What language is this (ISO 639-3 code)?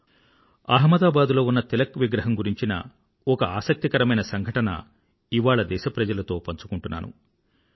tel